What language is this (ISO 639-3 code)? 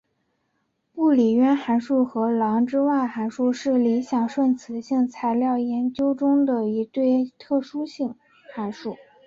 zho